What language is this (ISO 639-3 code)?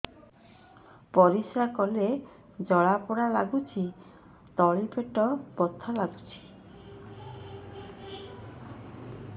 ori